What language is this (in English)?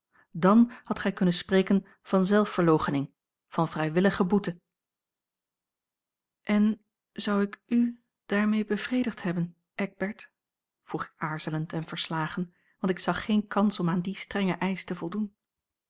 Dutch